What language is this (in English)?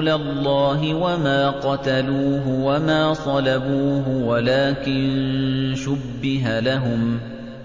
Arabic